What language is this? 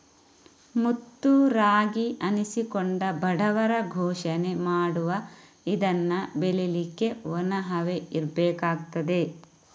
Kannada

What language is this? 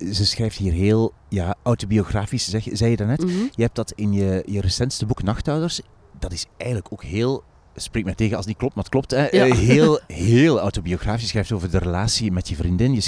Dutch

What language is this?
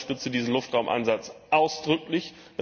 German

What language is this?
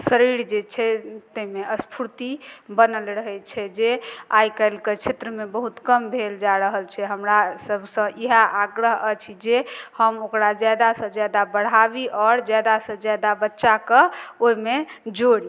Maithili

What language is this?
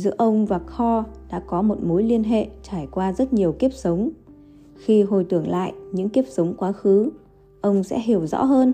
Vietnamese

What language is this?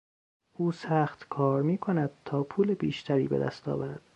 Persian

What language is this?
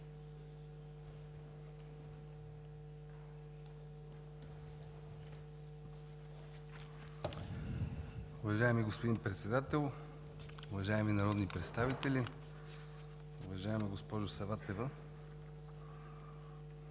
Bulgarian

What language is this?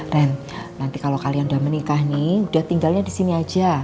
Indonesian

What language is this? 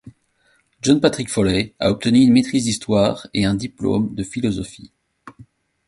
French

